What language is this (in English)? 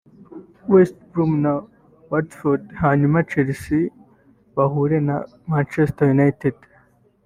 Kinyarwanda